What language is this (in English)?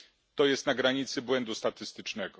Polish